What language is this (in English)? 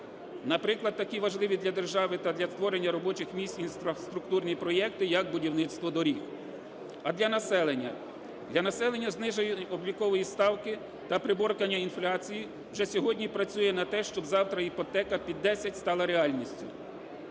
Ukrainian